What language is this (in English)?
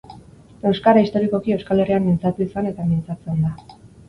Basque